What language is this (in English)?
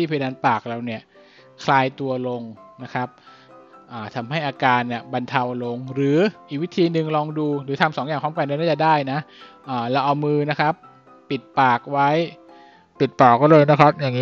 Thai